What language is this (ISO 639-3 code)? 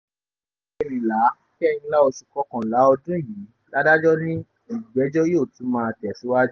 yor